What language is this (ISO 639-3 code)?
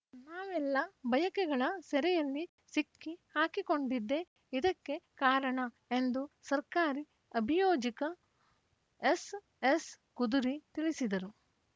kan